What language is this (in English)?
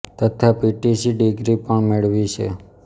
Gujarati